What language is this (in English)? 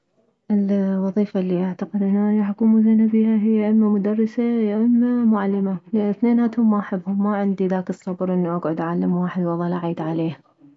Mesopotamian Arabic